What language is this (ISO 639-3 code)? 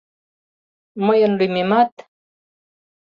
chm